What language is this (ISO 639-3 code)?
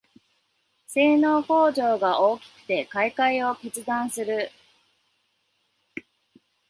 jpn